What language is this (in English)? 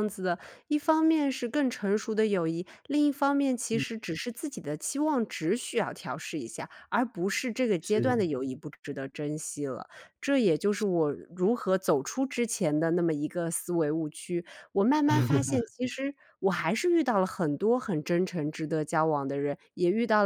Chinese